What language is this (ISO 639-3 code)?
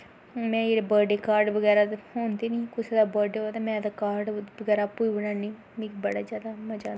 doi